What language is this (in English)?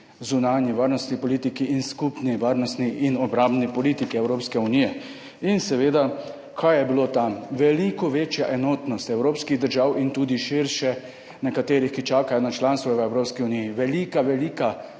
Slovenian